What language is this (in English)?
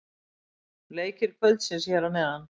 Icelandic